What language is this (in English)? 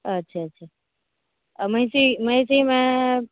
Maithili